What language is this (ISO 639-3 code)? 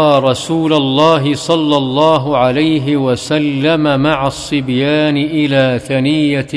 ara